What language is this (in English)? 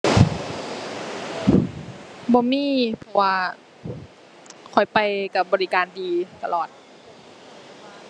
Thai